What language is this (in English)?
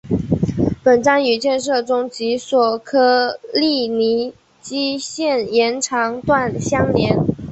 Chinese